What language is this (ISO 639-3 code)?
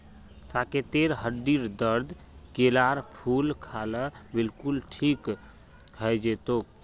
mag